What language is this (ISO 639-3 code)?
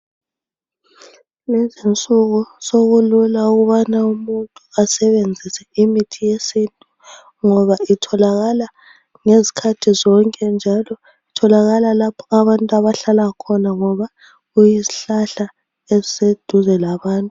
nde